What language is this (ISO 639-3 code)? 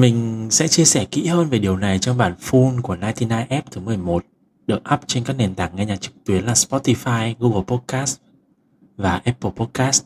vie